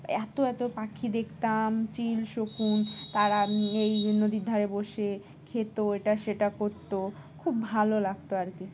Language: Bangla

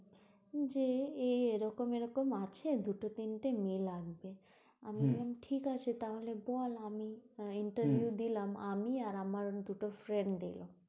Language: Bangla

